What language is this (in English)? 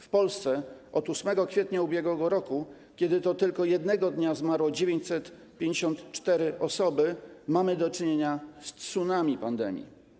Polish